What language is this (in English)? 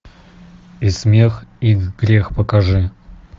Russian